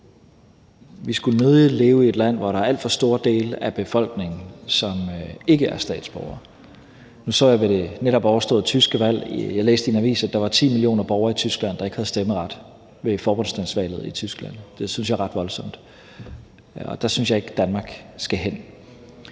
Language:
Danish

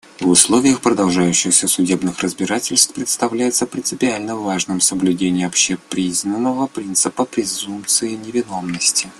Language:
Russian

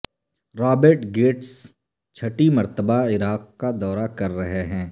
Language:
Urdu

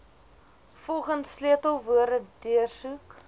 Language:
Afrikaans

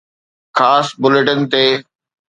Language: Sindhi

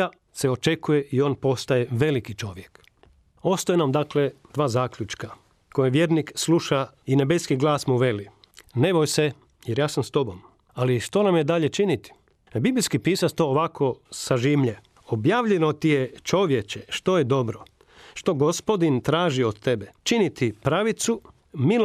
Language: Croatian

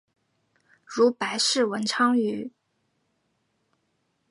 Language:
Chinese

